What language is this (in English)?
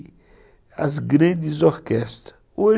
Portuguese